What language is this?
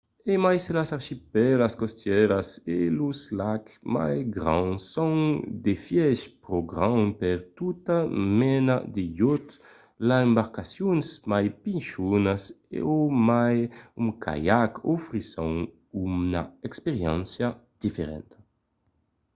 Occitan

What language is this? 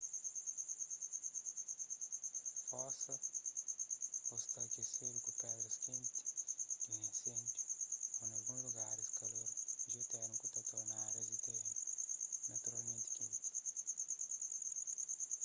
Kabuverdianu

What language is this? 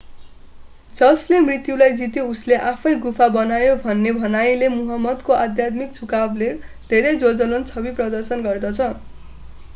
Nepali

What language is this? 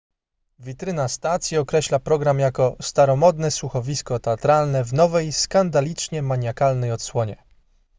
Polish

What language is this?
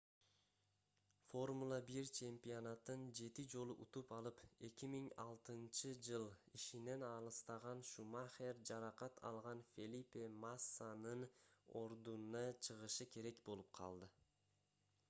Kyrgyz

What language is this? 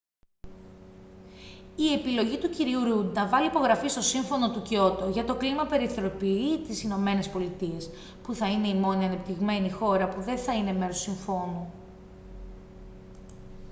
Greek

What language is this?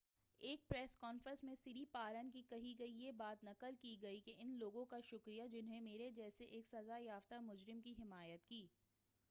Urdu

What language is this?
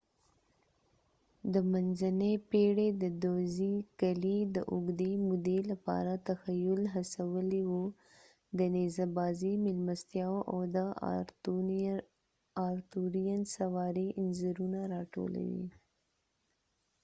Pashto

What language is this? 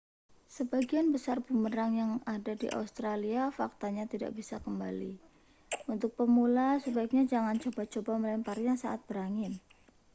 Indonesian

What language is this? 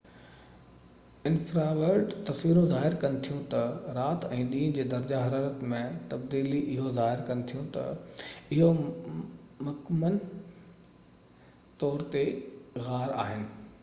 Sindhi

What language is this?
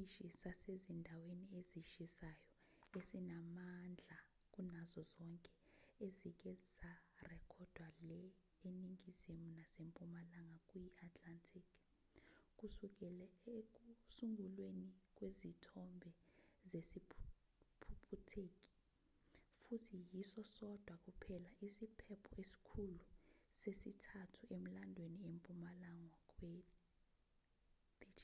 Zulu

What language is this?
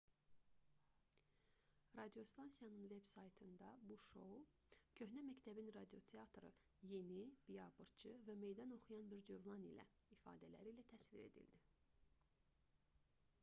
Azerbaijani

